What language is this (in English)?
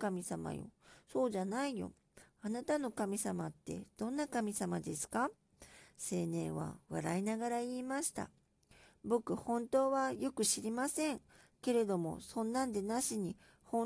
Japanese